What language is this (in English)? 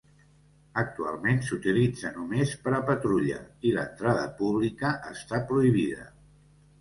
Catalan